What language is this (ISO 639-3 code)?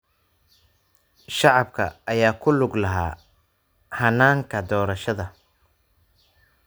som